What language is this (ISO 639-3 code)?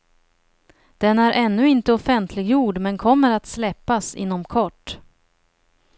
swe